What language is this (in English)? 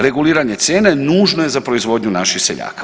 Croatian